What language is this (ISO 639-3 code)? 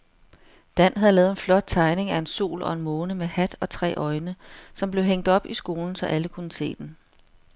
dan